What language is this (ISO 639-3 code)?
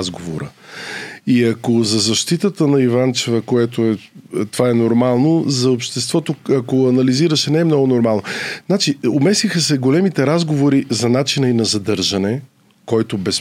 bul